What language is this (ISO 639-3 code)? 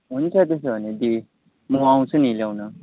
nep